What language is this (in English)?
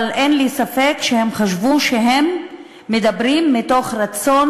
Hebrew